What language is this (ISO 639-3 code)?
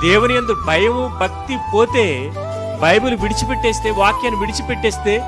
tel